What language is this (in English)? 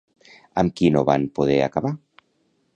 Catalan